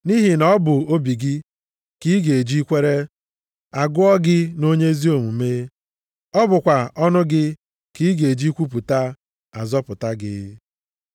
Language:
Igbo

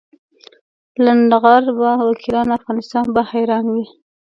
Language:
Pashto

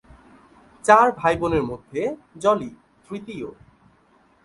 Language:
Bangla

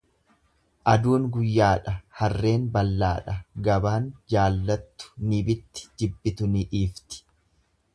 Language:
Oromo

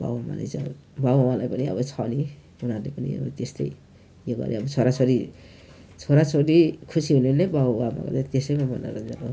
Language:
Nepali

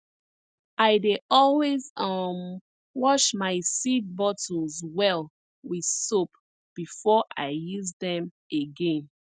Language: Nigerian Pidgin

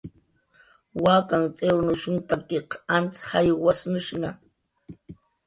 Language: Jaqaru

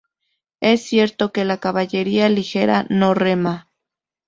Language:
Spanish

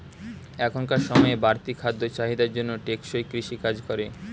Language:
Bangla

